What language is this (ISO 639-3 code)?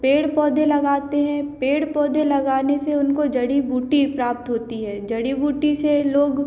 hin